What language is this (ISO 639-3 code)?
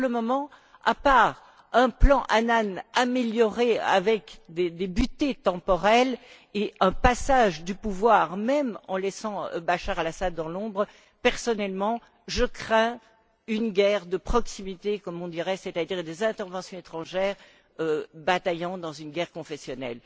fra